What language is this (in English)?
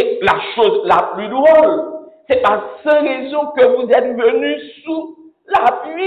French